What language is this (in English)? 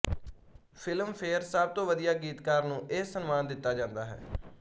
Punjabi